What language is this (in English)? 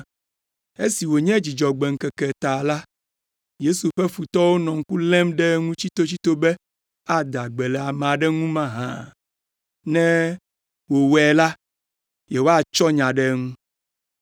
Ewe